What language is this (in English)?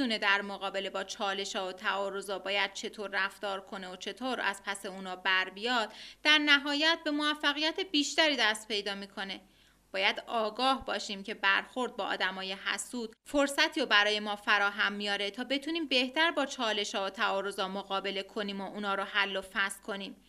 Persian